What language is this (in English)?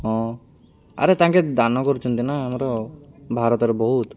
Odia